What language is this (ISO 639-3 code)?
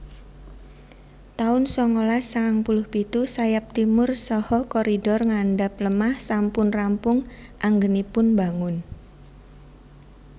jav